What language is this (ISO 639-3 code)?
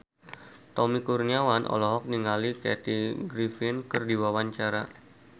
sun